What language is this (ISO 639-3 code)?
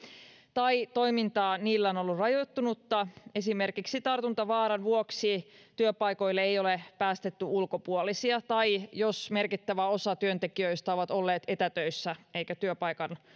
fin